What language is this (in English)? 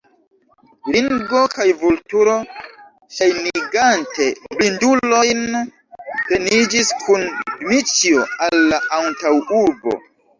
Esperanto